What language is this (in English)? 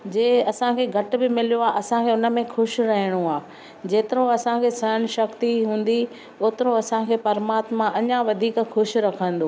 Sindhi